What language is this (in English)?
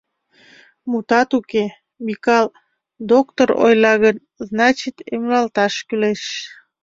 Mari